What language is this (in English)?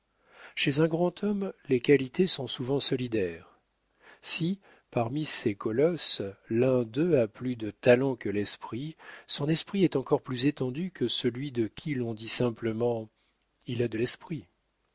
French